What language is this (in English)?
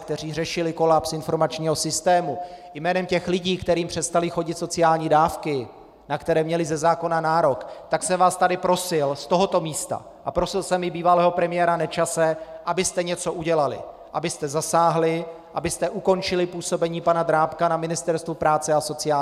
Czech